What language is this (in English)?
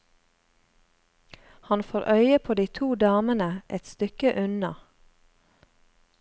Norwegian